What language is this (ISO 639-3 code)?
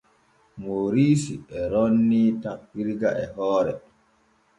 fue